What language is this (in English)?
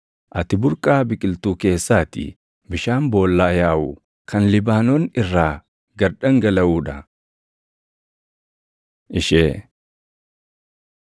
Oromo